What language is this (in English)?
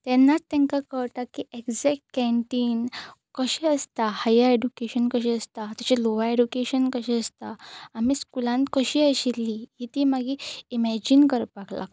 Konkani